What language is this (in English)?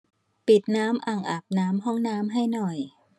Thai